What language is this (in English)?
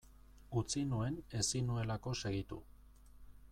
Basque